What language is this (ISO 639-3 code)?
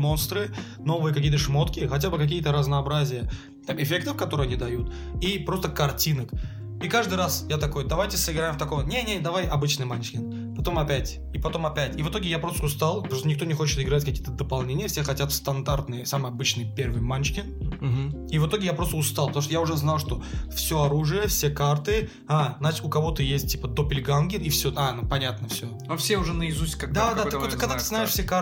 rus